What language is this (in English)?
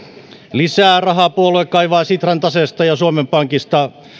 Finnish